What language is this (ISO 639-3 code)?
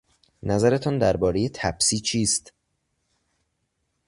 fas